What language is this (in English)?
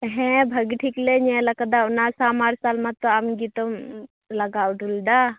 Santali